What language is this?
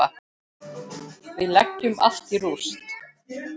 Icelandic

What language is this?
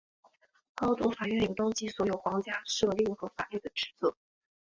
Chinese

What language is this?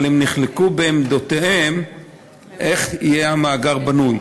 Hebrew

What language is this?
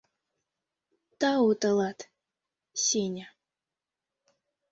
Mari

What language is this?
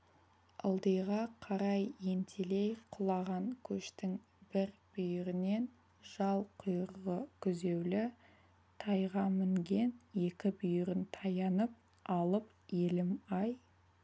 Kazakh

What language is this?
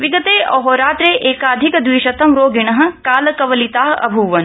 Sanskrit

